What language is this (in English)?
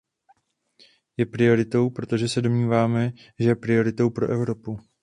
Czech